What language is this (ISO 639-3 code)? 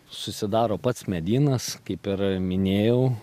lit